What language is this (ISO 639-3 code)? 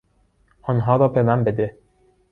fas